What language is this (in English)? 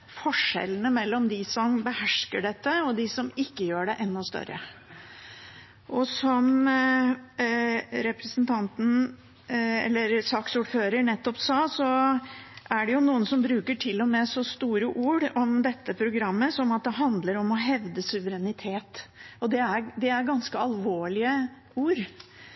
Norwegian Bokmål